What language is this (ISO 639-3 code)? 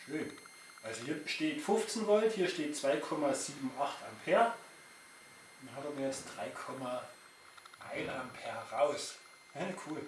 deu